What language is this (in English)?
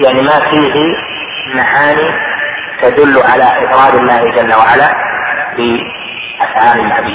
Arabic